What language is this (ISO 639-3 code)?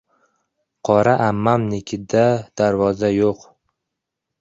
uzb